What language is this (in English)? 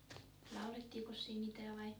Finnish